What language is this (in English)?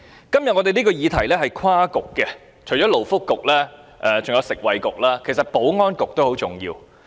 Cantonese